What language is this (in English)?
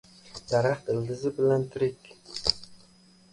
Uzbek